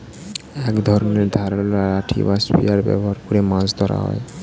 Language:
Bangla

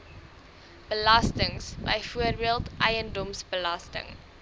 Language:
Afrikaans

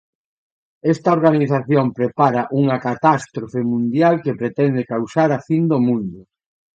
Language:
Galician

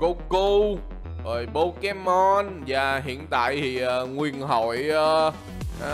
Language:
Vietnamese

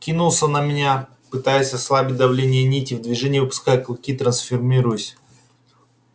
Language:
Russian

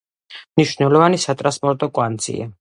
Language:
Georgian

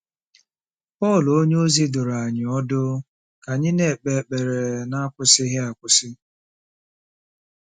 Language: Igbo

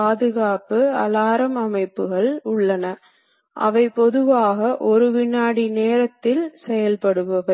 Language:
Tamil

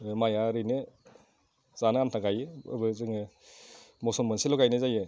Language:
Bodo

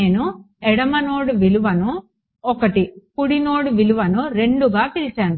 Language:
Telugu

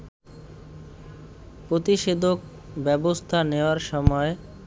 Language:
Bangla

